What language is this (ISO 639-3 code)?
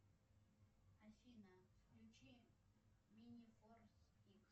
rus